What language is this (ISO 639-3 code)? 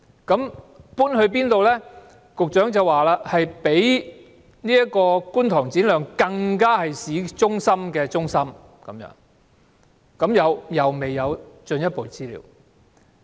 yue